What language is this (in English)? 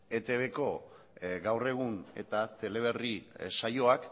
Basque